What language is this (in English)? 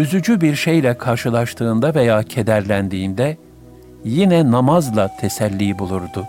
Turkish